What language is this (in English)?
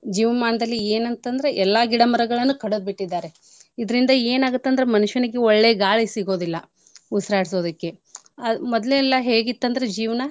Kannada